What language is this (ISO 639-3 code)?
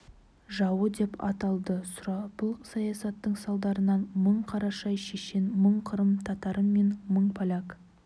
kaz